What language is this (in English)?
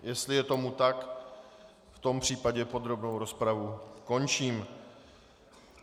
Czech